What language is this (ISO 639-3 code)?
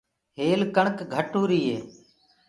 ggg